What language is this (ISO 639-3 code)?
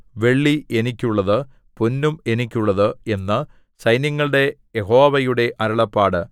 mal